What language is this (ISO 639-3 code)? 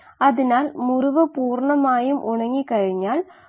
mal